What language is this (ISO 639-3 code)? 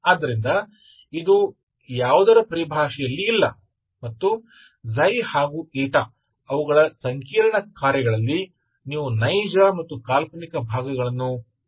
kan